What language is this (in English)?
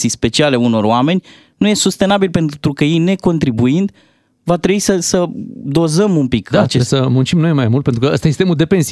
Romanian